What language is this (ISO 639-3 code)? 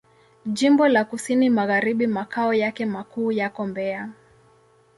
swa